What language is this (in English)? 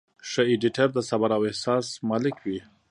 Pashto